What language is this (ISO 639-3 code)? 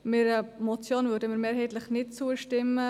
gsw